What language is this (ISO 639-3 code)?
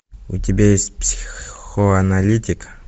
rus